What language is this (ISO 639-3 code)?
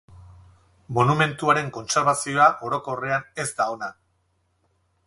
eus